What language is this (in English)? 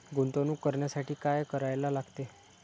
Marathi